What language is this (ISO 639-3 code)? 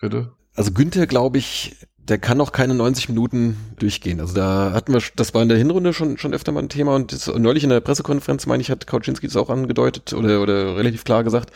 deu